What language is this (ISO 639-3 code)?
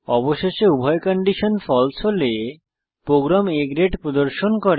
ben